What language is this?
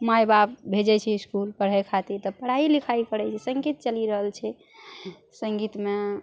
Maithili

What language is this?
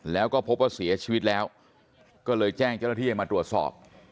Thai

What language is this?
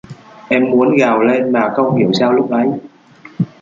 Vietnamese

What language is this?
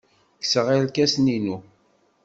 Kabyle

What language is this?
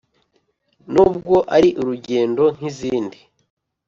Kinyarwanda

